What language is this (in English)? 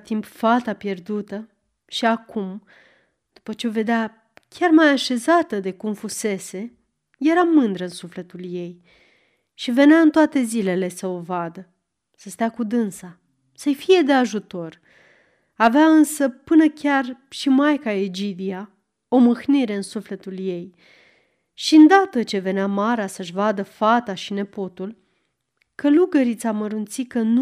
Romanian